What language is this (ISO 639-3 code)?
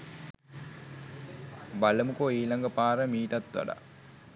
sin